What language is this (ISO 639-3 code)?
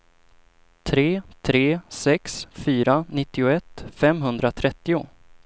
swe